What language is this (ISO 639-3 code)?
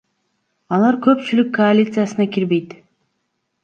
kir